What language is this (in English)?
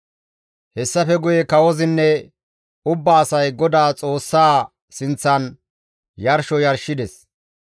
Gamo